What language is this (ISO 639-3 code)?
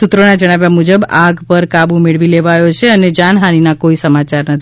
guj